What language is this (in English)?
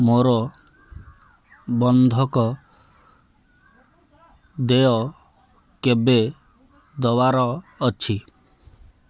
Odia